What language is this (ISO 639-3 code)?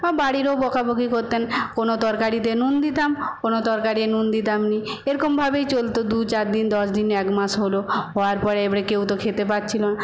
ben